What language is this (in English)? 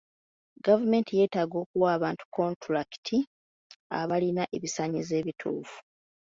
Ganda